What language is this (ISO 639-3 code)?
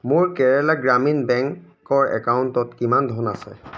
asm